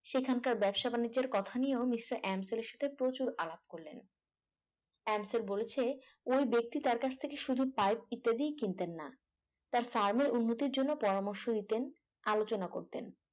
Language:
Bangla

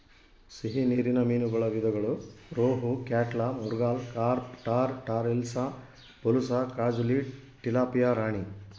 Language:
Kannada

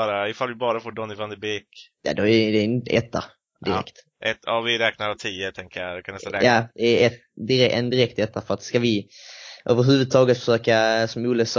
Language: Swedish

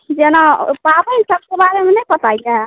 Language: Maithili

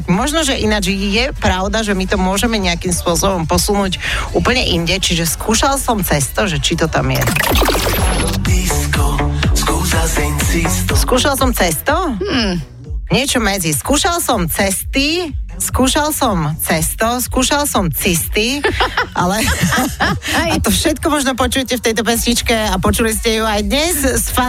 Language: Slovak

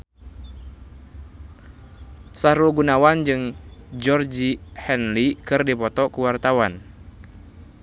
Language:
Sundanese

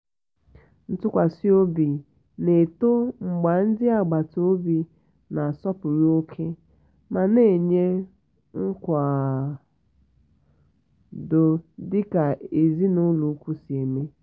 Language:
Igbo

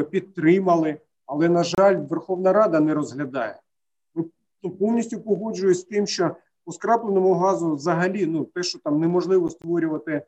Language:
Ukrainian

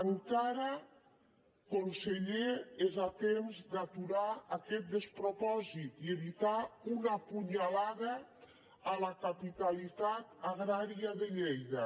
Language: Catalan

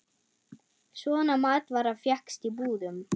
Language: Icelandic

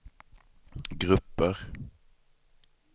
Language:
Swedish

